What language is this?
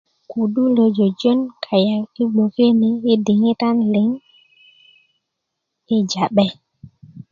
Kuku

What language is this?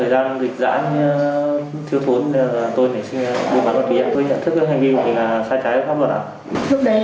Vietnamese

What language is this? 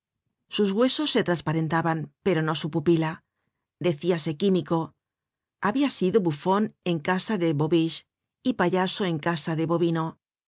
Spanish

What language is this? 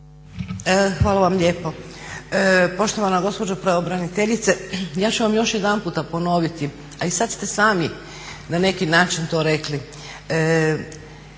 Croatian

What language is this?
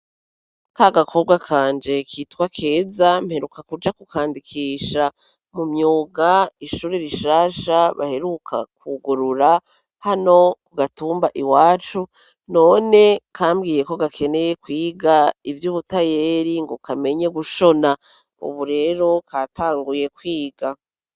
Rundi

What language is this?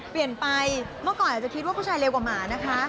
Thai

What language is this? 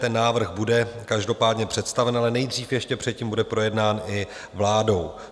Czech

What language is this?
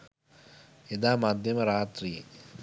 Sinhala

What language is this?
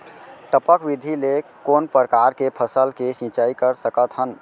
Chhattisgarhi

